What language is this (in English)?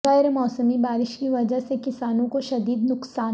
Urdu